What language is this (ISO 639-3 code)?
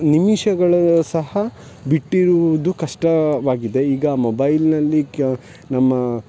kan